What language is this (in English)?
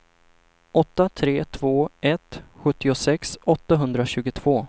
Swedish